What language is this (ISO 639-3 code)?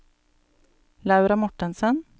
nor